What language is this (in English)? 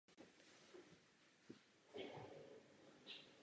Czech